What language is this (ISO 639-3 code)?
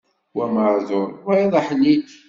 kab